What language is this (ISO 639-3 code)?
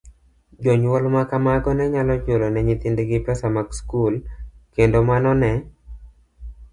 luo